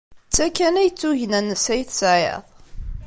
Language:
Kabyle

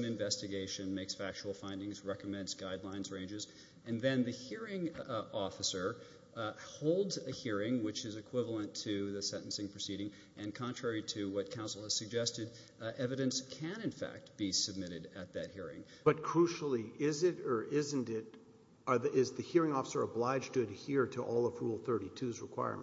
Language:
English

